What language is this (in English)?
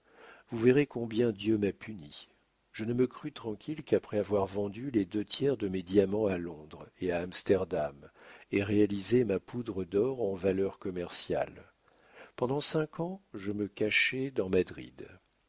French